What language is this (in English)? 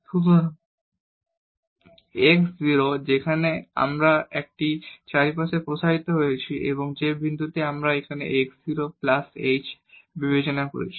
Bangla